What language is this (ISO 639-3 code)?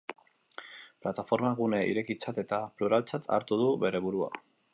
eus